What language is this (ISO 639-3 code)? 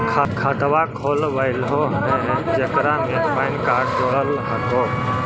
mag